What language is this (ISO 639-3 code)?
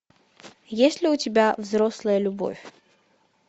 rus